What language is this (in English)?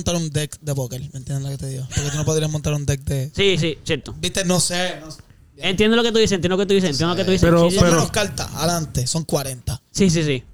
Spanish